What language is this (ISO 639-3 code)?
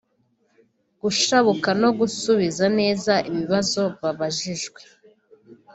kin